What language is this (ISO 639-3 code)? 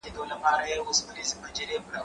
pus